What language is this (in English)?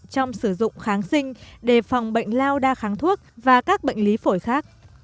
Vietnamese